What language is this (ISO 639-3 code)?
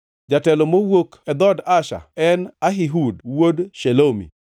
luo